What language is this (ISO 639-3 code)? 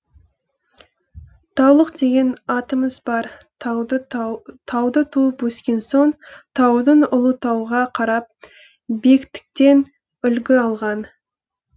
kaz